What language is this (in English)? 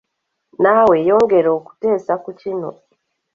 Ganda